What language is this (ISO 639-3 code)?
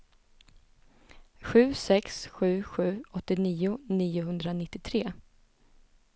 swe